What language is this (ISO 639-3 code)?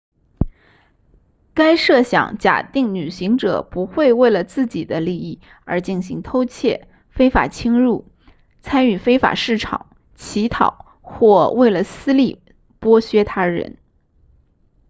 zho